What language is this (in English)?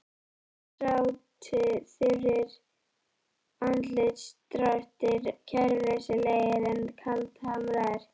Icelandic